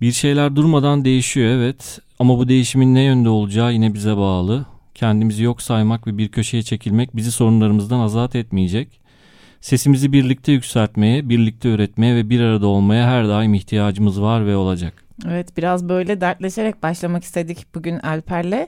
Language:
Turkish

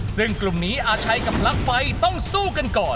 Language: Thai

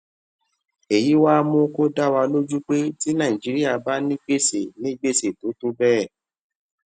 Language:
Yoruba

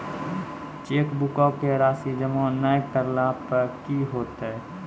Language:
Maithili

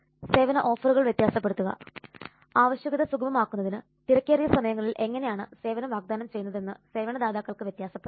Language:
Malayalam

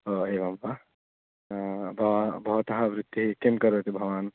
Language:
Sanskrit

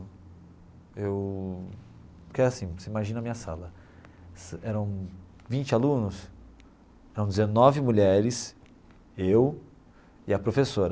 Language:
Portuguese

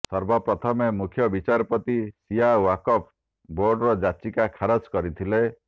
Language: Odia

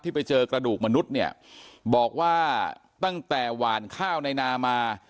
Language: Thai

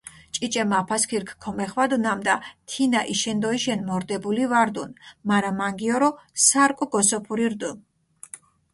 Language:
Mingrelian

